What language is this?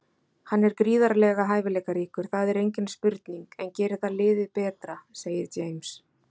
Icelandic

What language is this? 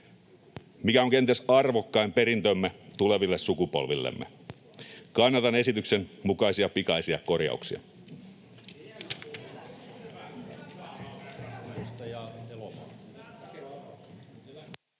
Finnish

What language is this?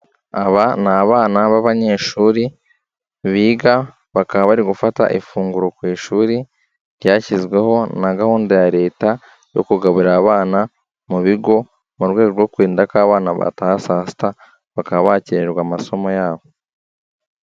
Kinyarwanda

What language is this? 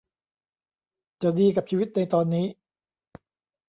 Thai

